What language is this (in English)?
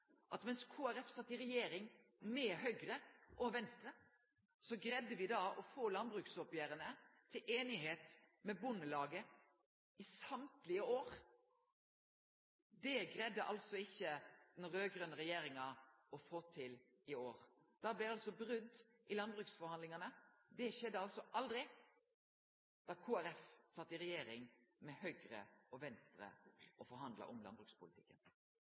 Norwegian Nynorsk